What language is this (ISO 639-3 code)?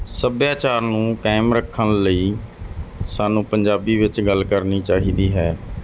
pan